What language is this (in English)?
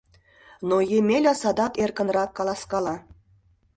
Mari